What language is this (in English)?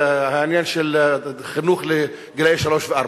Hebrew